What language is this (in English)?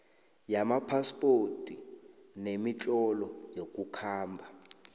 South Ndebele